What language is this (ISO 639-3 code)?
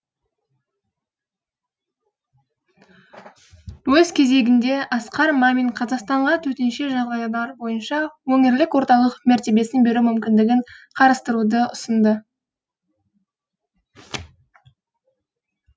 kaz